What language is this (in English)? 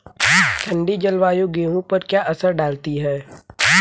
Hindi